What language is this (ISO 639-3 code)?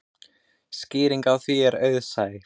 isl